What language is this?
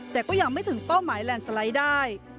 Thai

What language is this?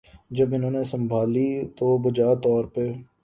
Urdu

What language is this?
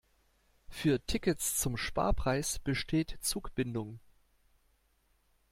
German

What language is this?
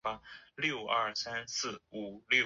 Chinese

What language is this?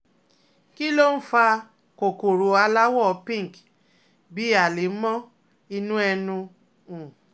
Yoruba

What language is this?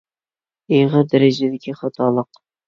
Uyghur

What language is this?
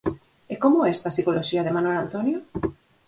Galician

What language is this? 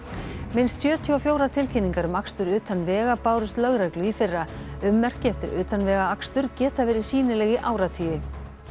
Icelandic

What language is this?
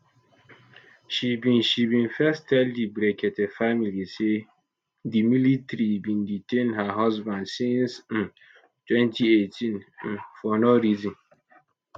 Nigerian Pidgin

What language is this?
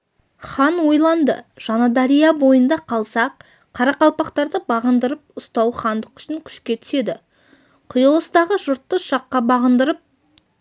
Kazakh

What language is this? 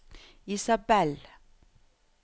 Norwegian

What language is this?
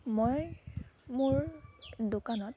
Assamese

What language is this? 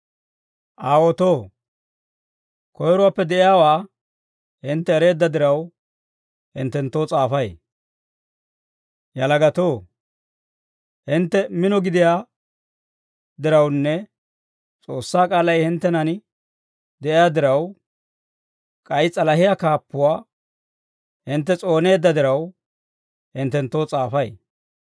Dawro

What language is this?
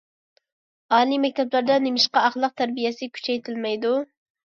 Uyghur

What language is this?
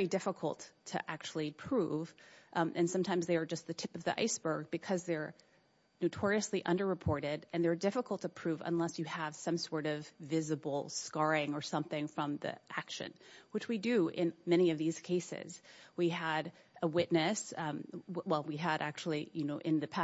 English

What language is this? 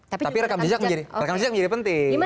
Indonesian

